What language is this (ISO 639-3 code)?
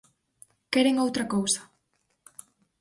glg